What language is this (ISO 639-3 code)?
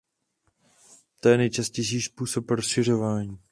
ces